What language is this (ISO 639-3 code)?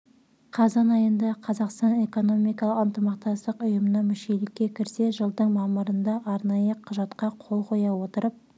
kaz